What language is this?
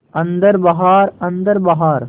Hindi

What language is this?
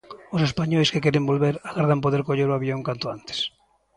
Galician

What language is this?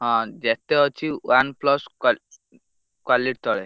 Odia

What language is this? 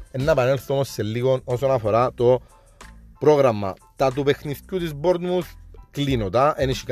Greek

